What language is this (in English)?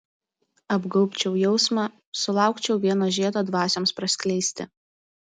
Lithuanian